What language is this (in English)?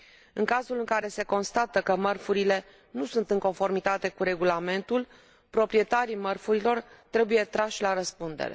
Romanian